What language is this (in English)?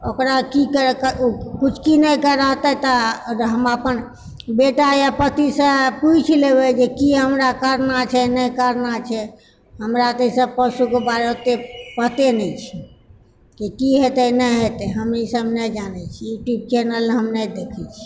Maithili